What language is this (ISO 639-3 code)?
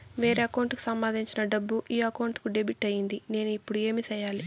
tel